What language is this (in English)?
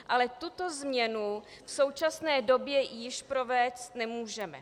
Czech